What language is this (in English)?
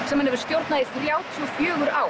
Icelandic